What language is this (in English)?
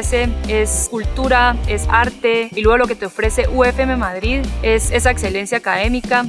Spanish